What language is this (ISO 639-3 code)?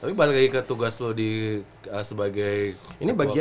ind